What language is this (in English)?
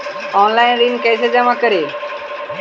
Magahi